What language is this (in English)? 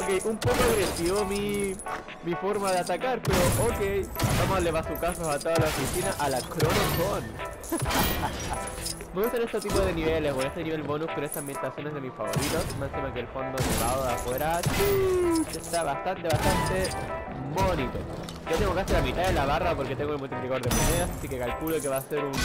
Spanish